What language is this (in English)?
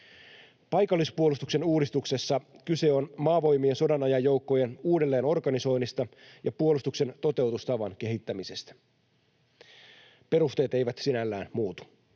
Finnish